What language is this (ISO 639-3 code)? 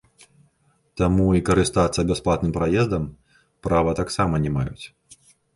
bel